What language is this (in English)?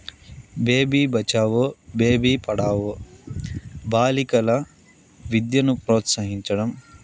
Telugu